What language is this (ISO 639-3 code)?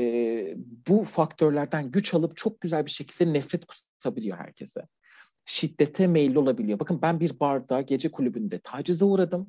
tur